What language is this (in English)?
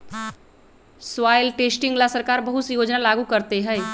Magahi